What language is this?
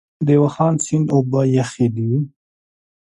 Pashto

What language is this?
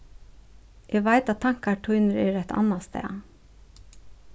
Faroese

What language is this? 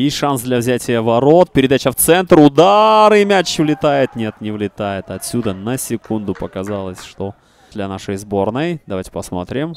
Russian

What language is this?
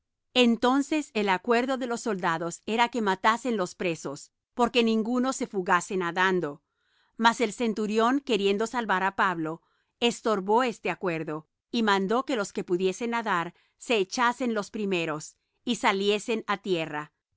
Spanish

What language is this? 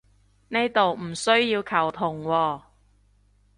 Cantonese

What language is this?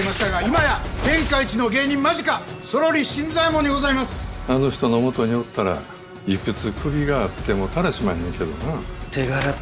Japanese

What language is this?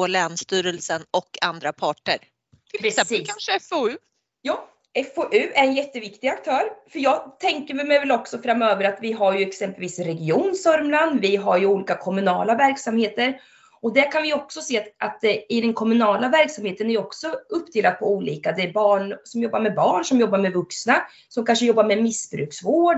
Swedish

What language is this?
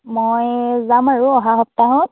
Assamese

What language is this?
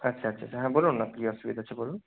Bangla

